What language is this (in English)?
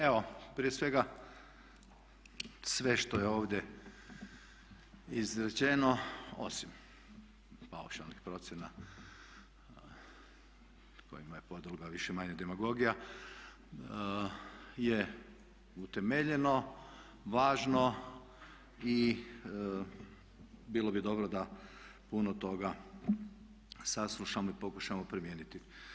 Croatian